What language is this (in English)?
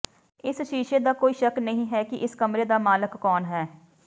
Punjabi